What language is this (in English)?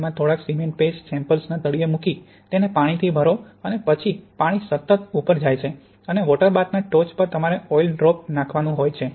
Gujarati